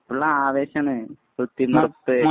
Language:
Malayalam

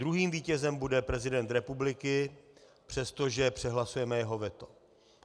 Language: Czech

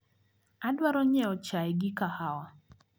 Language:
Luo (Kenya and Tanzania)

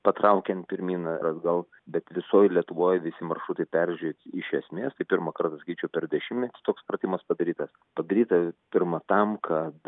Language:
Lithuanian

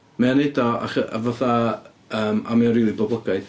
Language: Welsh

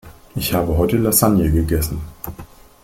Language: German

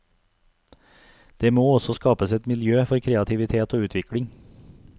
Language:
Norwegian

